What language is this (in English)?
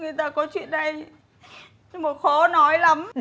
Vietnamese